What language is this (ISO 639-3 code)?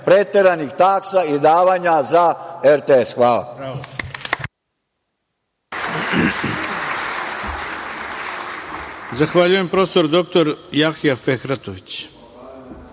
srp